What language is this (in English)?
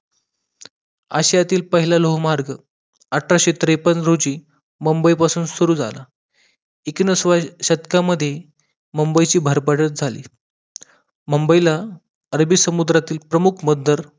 Marathi